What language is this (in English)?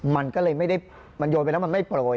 Thai